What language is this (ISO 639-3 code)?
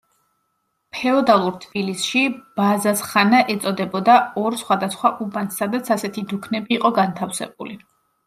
kat